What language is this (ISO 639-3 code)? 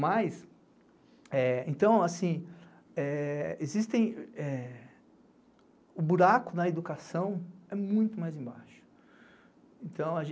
por